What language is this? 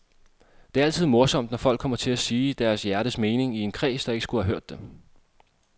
Danish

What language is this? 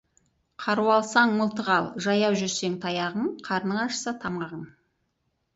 Kazakh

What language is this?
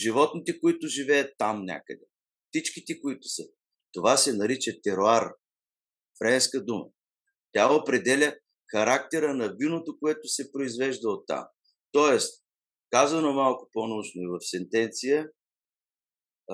Bulgarian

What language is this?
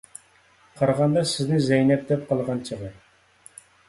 Uyghur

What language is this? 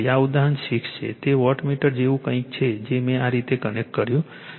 Gujarati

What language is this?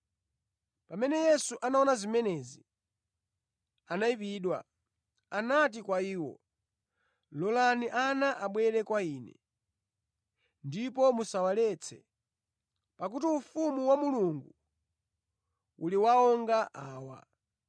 Nyanja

